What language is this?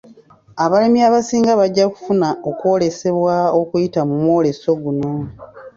Ganda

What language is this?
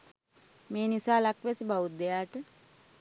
Sinhala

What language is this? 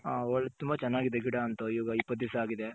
Kannada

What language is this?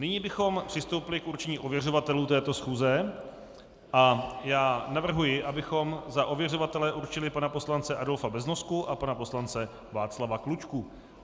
Czech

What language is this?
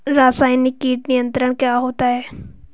Hindi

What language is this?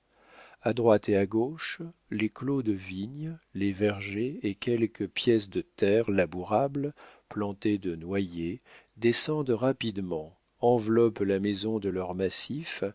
French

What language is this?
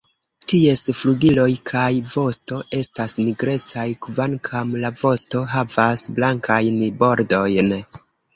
Esperanto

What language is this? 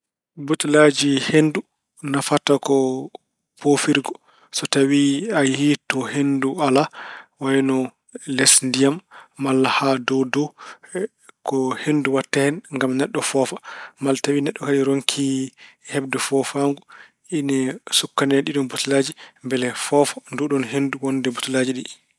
Fula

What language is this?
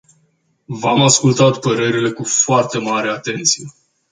Romanian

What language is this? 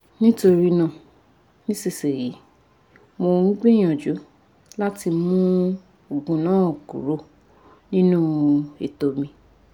Yoruba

